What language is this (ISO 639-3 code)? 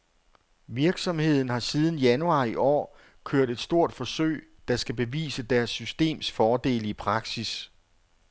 dan